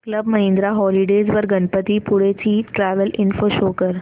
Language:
Marathi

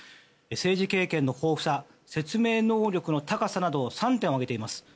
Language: Japanese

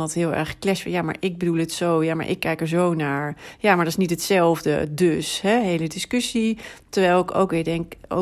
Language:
Dutch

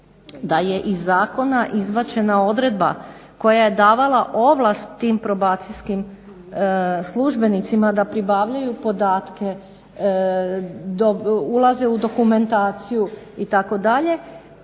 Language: Croatian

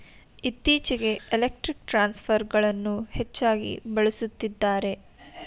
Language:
Kannada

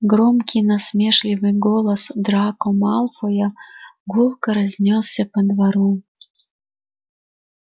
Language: Russian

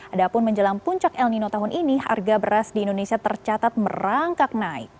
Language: Indonesian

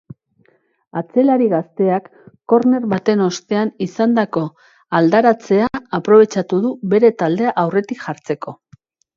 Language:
Basque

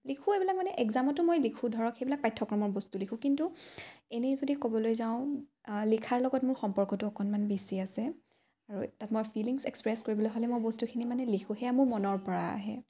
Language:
Assamese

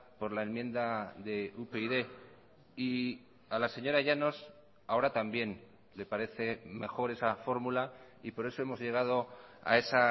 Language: Spanish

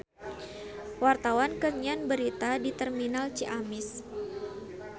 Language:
Sundanese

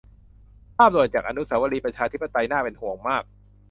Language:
Thai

